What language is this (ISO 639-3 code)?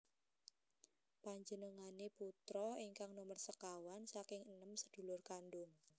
jav